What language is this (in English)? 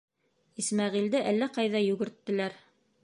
Bashkir